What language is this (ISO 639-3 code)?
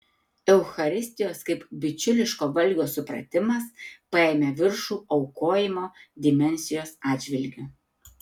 lit